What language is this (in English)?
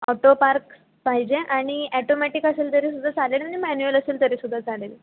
Marathi